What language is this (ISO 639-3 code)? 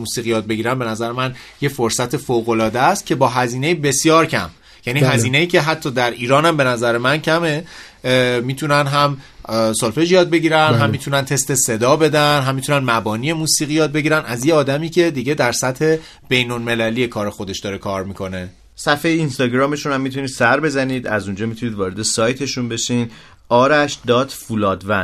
fas